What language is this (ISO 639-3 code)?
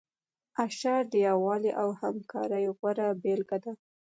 pus